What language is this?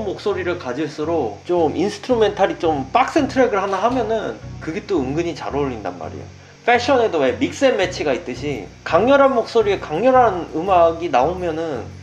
Korean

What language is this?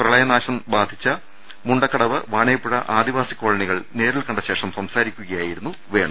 Malayalam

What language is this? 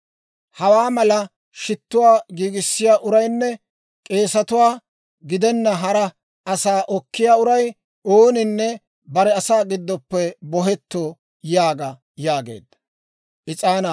Dawro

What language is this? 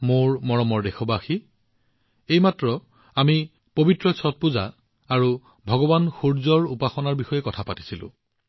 Assamese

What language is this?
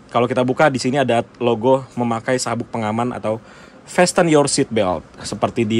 Indonesian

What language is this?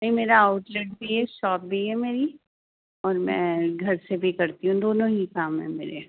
Urdu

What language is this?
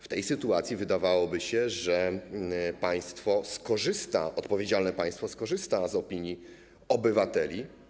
Polish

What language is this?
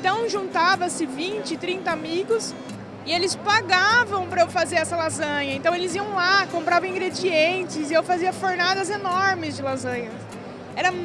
Portuguese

